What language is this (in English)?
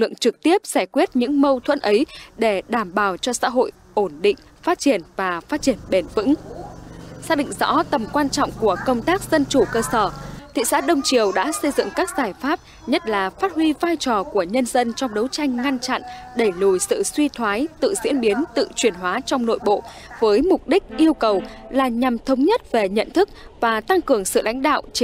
Vietnamese